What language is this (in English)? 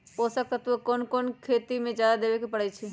Magahi